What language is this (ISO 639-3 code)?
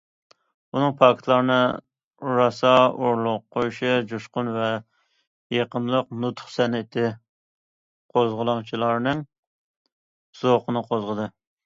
uig